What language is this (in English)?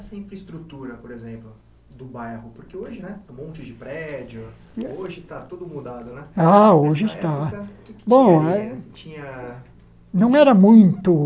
Portuguese